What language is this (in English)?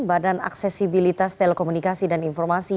Indonesian